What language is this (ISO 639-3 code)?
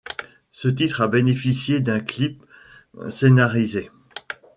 fra